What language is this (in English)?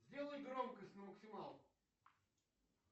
Russian